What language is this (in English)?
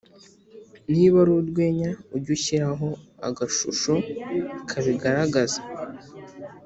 Kinyarwanda